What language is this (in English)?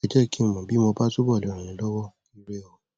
Yoruba